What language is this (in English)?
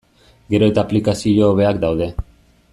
Basque